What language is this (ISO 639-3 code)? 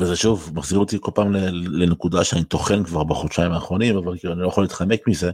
heb